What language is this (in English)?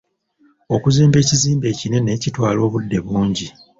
Ganda